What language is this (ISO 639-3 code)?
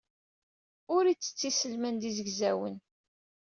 kab